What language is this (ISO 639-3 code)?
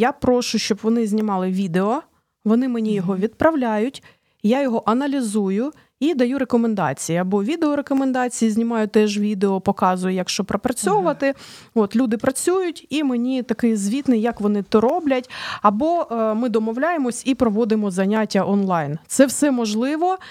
ukr